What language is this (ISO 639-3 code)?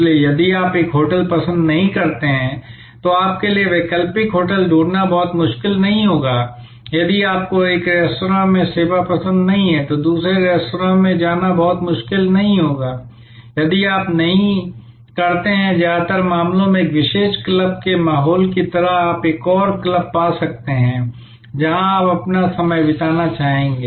hin